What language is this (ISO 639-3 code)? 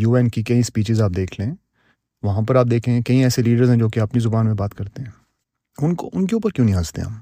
urd